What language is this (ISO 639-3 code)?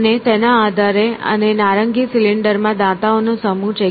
guj